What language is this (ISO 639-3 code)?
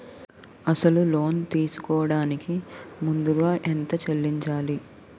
tel